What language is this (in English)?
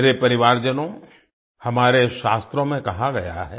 Hindi